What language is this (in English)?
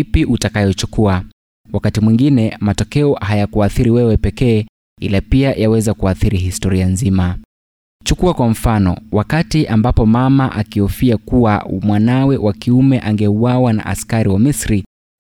Swahili